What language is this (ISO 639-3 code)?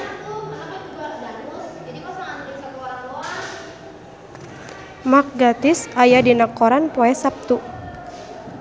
sun